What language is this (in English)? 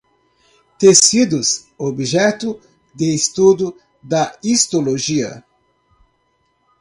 Portuguese